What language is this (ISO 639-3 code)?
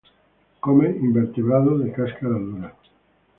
spa